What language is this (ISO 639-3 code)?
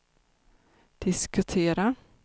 swe